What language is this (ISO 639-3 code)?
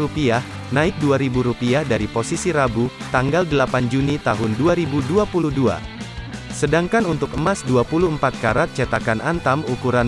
ind